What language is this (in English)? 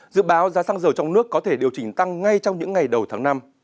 Vietnamese